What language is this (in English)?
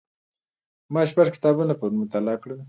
Pashto